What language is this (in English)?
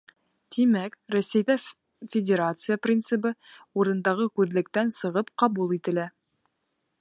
Bashkir